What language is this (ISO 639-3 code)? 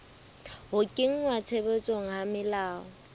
sot